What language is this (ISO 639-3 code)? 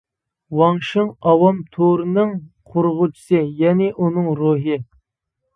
uig